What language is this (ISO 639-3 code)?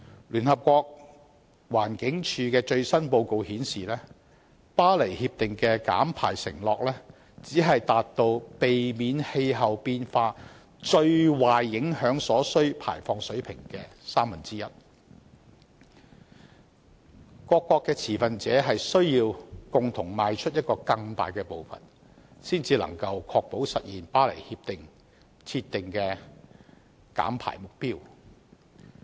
yue